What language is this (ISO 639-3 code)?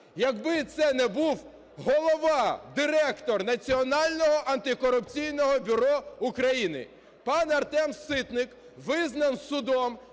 ukr